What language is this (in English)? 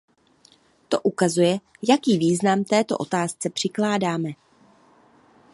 Czech